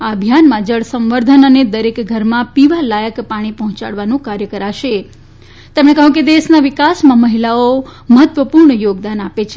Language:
Gujarati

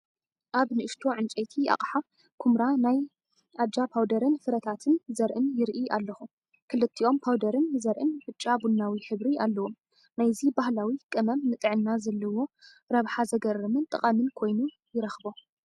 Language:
Tigrinya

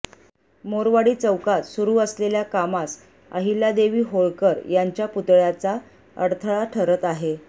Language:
Marathi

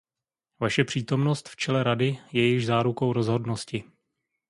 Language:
Czech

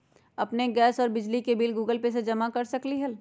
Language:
Magahi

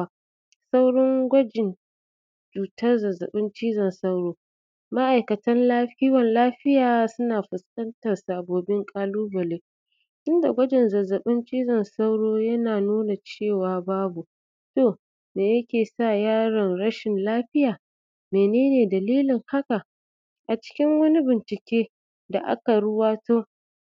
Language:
Hausa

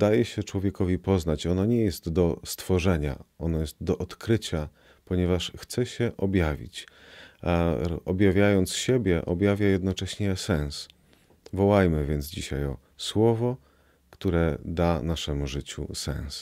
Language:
Polish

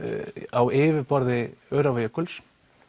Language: Icelandic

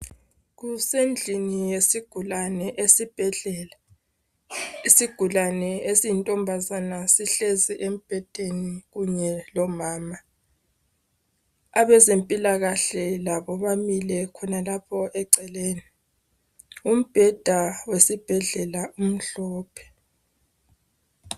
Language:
North Ndebele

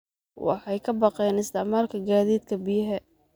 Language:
Somali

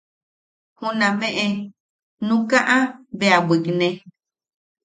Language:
Yaqui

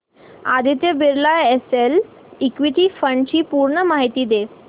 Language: Marathi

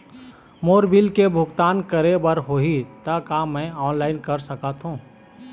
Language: Chhattisgarhi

